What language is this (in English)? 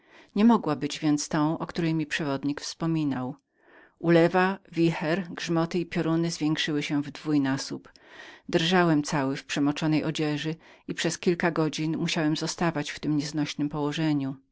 Polish